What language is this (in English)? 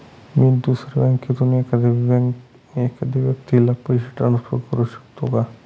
Marathi